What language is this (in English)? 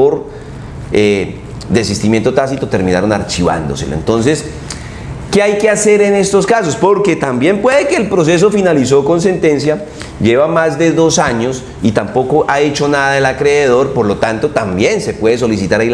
Spanish